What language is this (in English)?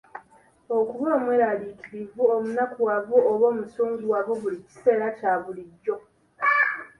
Ganda